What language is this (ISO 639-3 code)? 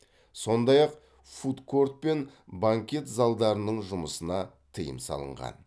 kaz